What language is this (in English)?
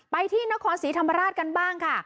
Thai